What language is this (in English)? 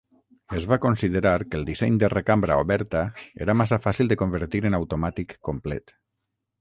Catalan